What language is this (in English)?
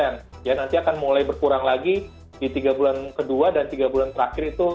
Indonesian